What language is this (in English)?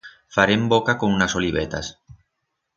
Aragonese